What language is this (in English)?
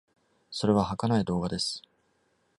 Japanese